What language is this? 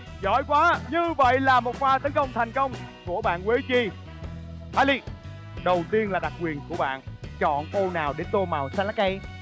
Vietnamese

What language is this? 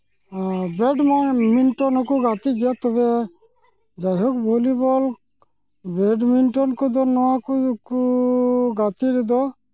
Santali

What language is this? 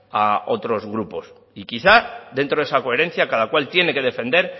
Spanish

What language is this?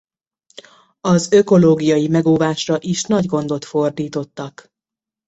Hungarian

